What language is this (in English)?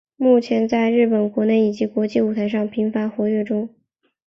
Chinese